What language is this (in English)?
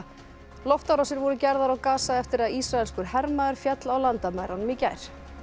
Icelandic